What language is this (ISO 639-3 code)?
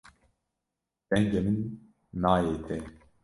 kur